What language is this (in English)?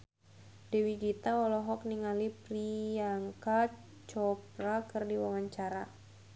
Sundanese